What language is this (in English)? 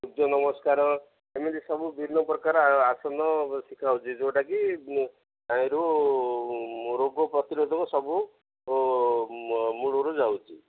Odia